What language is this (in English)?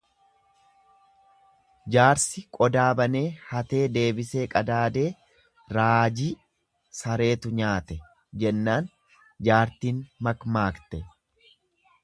Oromo